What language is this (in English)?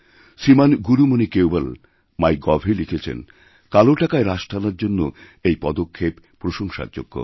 Bangla